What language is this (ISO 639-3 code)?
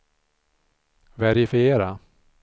swe